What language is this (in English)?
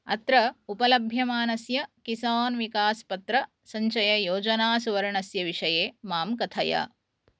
Sanskrit